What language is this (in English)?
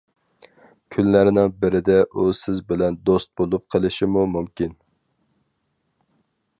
Uyghur